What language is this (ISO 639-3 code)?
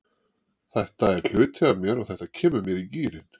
isl